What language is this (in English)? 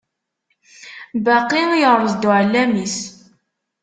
Kabyle